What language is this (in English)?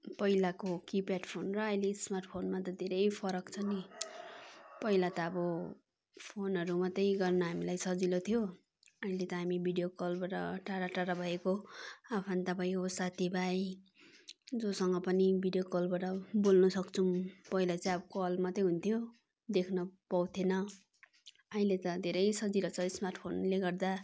Nepali